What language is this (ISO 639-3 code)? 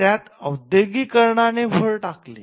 mar